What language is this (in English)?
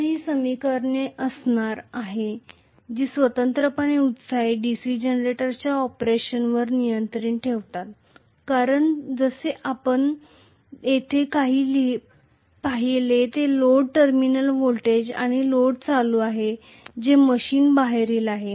Marathi